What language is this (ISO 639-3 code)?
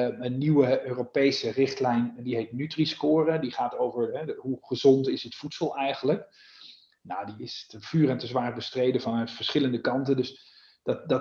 nld